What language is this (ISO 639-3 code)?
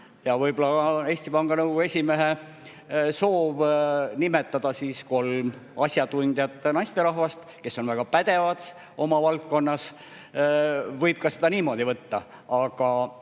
est